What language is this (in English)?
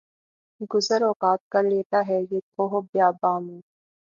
Urdu